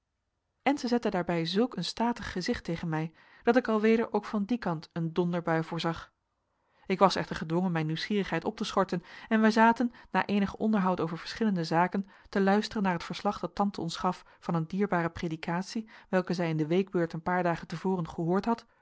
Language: Dutch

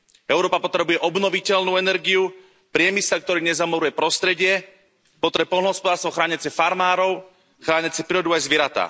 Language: Slovak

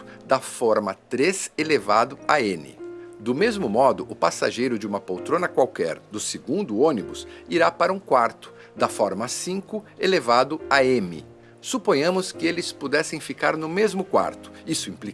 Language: Portuguese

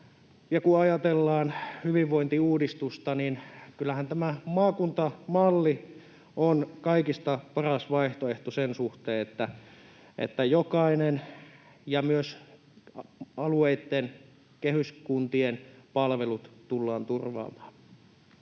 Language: Finnish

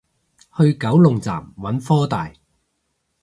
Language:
Cantonese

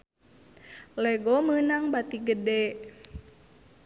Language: Sundanese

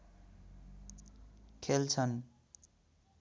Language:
Nepali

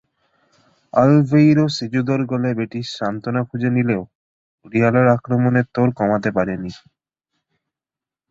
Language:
Bangla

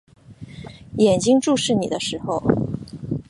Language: Chinese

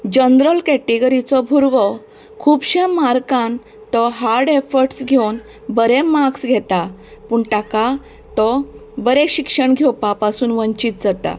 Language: Konkani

